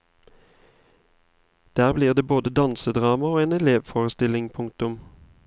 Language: Norwegian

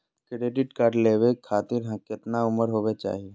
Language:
Magahi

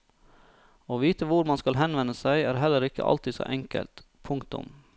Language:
Norwegian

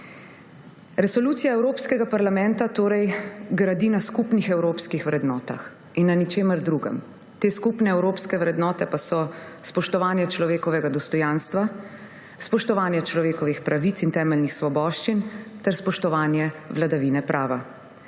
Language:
Slovenian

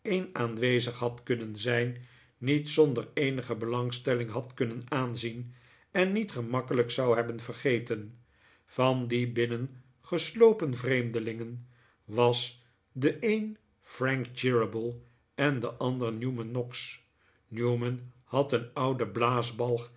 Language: Dutch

